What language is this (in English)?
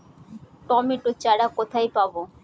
Bangla